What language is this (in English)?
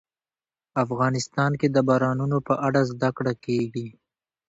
Pashto